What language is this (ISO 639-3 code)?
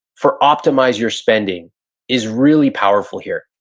eng